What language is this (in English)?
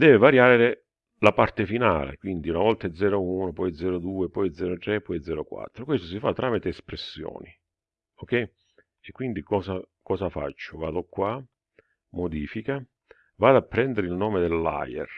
Italian